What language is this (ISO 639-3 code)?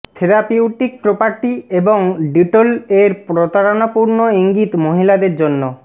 ben